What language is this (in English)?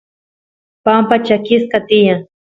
Santiago del Estero Quichua